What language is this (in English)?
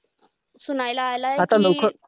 Marathi